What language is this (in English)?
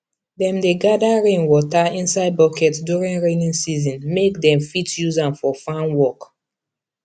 Nigerian Pidgin